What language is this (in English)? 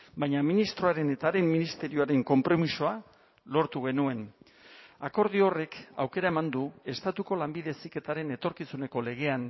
Basque